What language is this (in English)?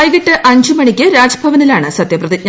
Malayalam